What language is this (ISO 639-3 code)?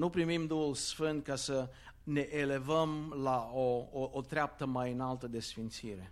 ron